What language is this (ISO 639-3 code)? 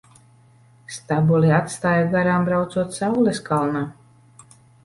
lav